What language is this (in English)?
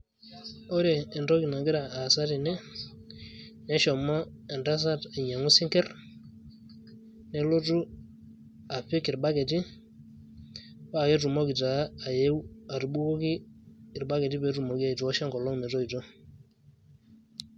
Masai